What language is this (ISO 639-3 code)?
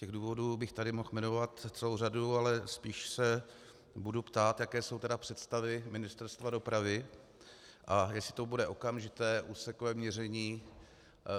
ces